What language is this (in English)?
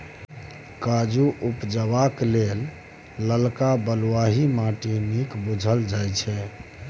Maithili